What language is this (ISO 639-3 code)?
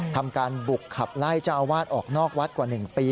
tha